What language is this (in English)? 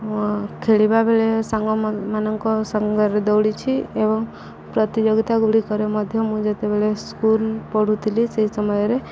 Odia